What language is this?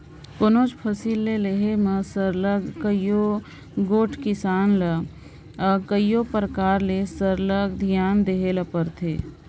Chhattisgarhi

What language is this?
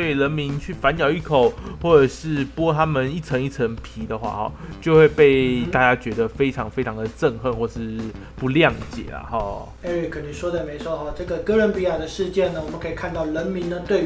Chinese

